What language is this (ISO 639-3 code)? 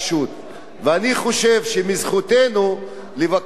heb